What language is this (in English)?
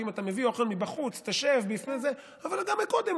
Hebrew